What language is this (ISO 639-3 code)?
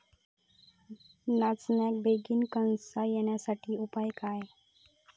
mar